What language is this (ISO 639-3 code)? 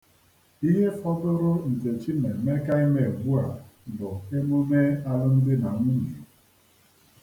ibo